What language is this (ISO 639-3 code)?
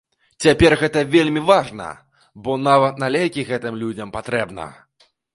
bel